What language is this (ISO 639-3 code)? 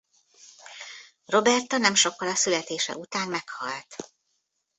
hun